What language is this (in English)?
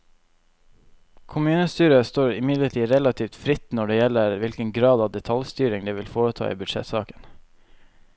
Norwegian